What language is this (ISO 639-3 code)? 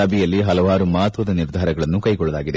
kan